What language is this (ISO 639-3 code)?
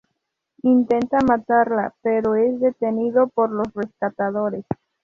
spa